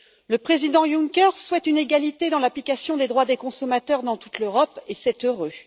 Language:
French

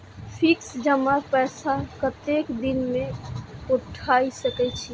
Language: Maithili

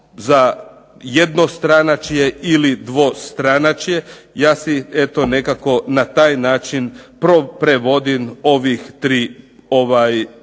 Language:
Croatian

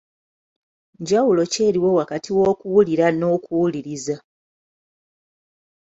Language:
Ganda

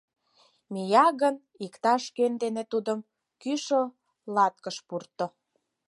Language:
Mari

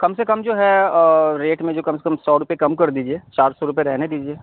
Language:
Urdu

